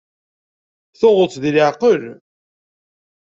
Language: Kabyle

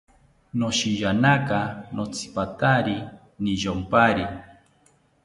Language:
South Ucayali Ashéninka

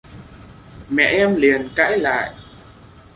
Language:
Vietnamese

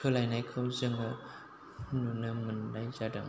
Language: Bodo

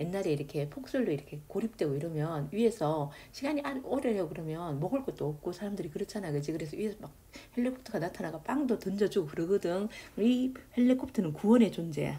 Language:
Korean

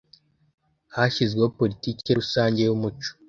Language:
Kinyarwanda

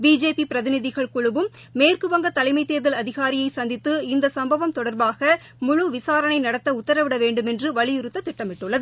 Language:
Tamil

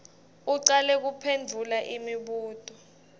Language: Swati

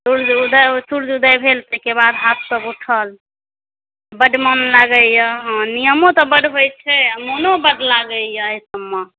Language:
Maithili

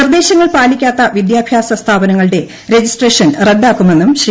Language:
Malayalam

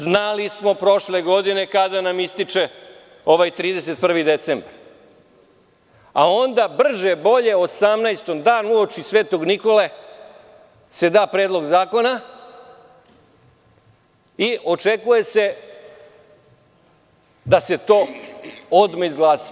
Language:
Serbian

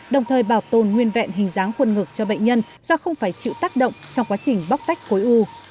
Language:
Vietnamese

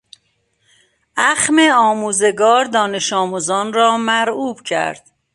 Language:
Persian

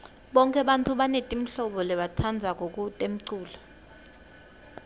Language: Swati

